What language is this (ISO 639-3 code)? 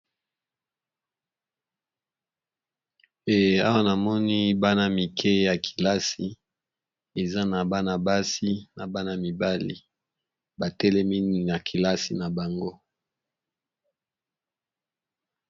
lin